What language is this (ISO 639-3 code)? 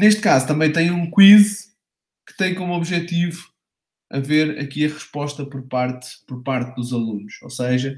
por